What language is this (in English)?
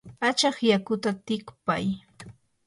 Yanahuanca Pasco Quechua